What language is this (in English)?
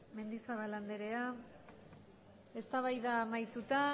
Basque